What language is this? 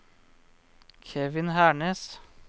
Norwegian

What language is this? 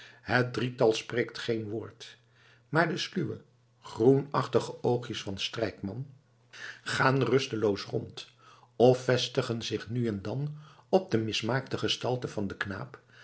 Dutch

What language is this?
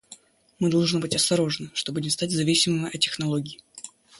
Russian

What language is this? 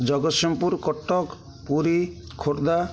Odia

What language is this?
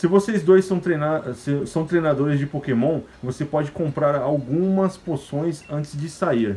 Portuguese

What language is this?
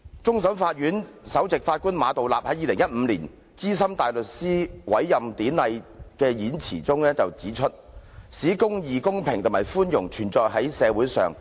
Cantonese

